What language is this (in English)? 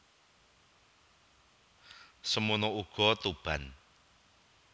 Javanese